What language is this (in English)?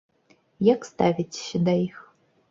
Belarusian